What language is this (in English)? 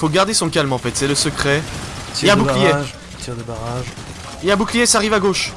French